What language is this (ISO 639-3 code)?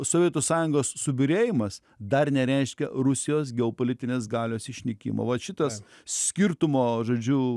lit